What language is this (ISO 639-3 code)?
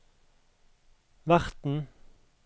nor